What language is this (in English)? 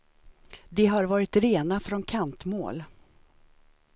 Swedish